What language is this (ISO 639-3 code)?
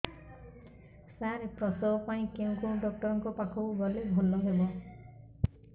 ori